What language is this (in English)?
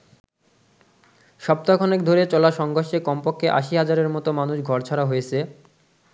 Bangla